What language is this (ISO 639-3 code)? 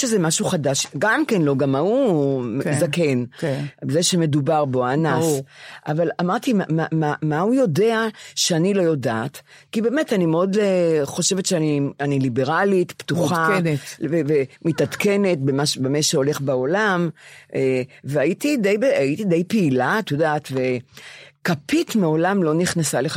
heb